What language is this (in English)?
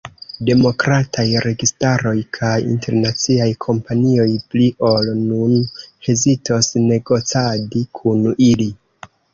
Esperanto